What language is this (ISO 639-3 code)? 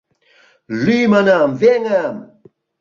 chm